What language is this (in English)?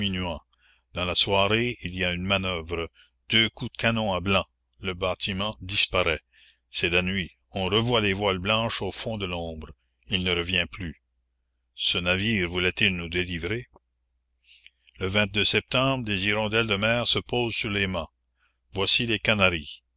French